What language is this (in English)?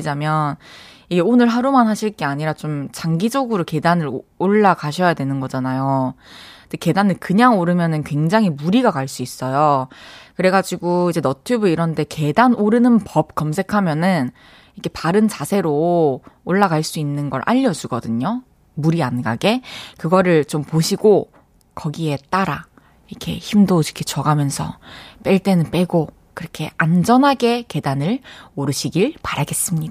Korean